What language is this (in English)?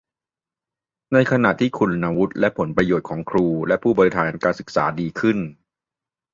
Thai